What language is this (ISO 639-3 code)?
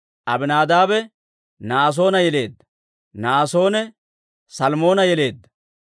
dwr